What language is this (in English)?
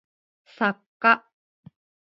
Japanese